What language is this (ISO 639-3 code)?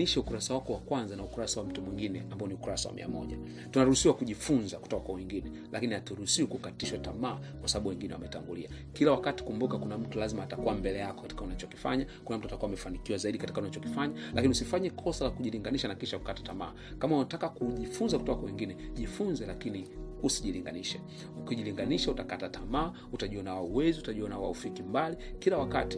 swa